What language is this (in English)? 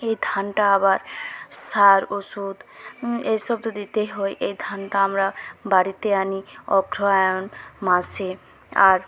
Bangla